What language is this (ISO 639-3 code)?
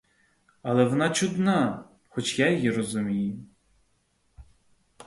ukr